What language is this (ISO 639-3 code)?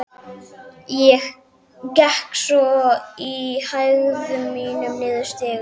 isl